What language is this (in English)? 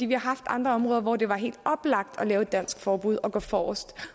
Danish